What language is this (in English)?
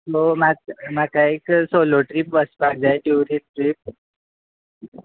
Konkani